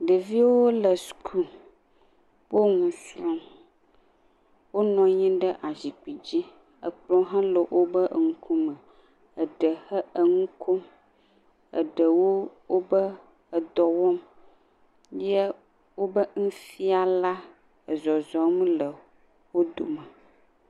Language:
Ewe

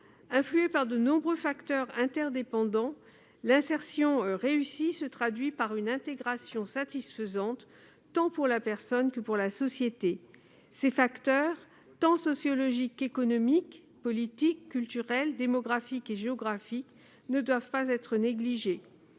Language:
French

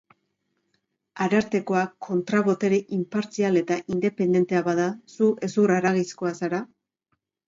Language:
Basque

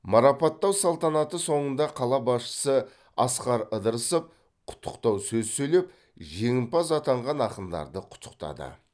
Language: Kazakh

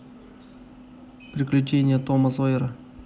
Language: Russian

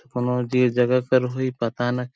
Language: Sadri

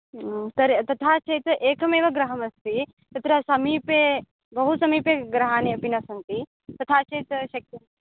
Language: Sanskrit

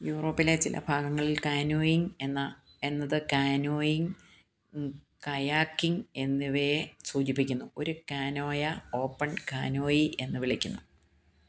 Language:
Malayalam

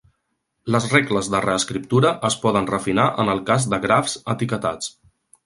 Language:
Catalan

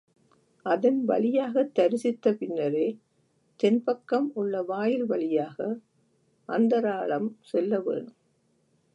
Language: Tamil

